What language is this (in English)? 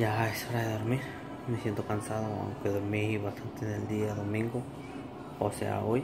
Spanish